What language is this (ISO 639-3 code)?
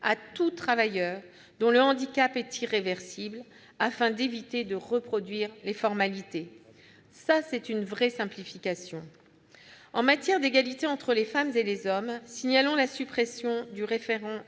fra